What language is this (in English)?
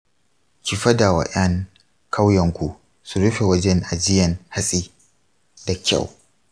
Hausa